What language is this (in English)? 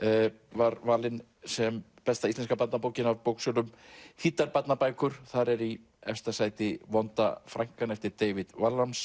Icelandic